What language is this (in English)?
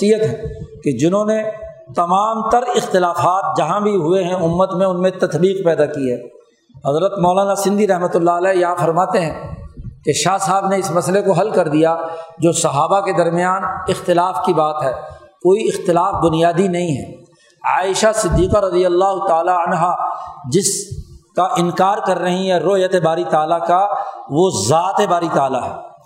Urdu